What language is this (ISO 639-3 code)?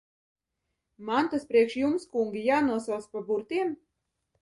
lav